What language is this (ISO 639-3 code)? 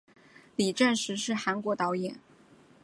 zho